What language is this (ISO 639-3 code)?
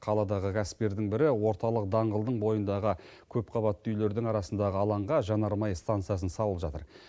kaz